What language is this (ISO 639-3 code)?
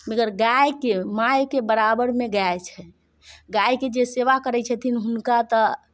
mai